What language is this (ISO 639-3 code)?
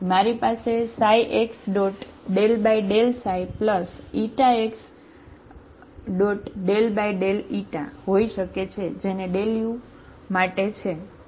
guj